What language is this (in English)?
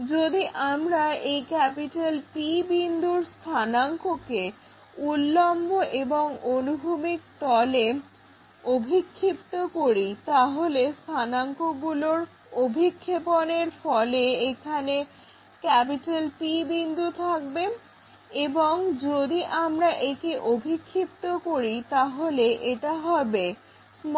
Bangla